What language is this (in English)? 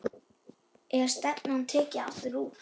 Icelandic